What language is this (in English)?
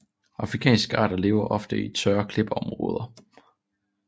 Danish